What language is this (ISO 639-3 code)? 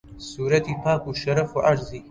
ckb